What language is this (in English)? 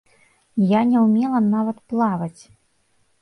Belarusian